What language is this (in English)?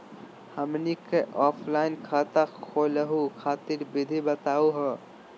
Magahi